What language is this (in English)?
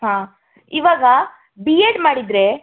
Kannada